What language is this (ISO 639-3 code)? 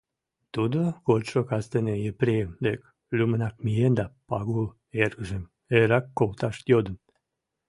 chm